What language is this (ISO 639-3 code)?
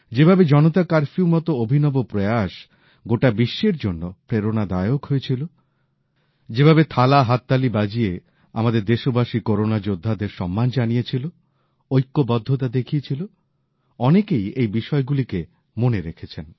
ben